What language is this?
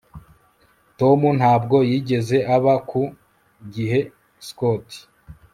Kinyarwanda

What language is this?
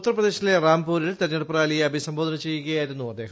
Malayalam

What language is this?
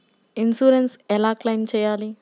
Telugu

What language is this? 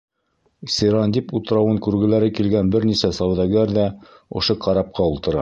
Bashkir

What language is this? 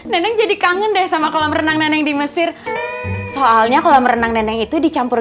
Indonesian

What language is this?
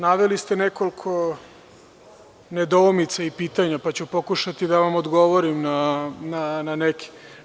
Serbian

